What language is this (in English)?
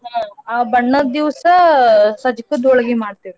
Kannada